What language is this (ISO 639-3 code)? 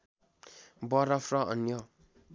nep